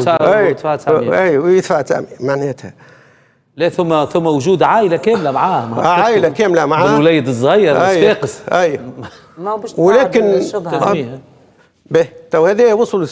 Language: Arabic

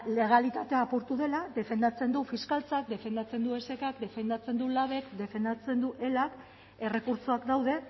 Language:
Basque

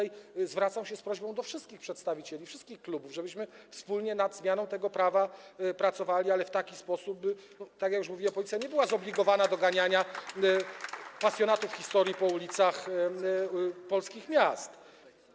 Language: Polish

